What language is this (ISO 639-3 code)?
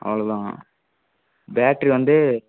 tam